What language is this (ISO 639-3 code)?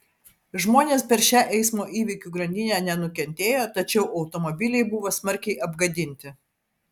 lit